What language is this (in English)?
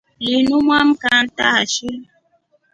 Rombo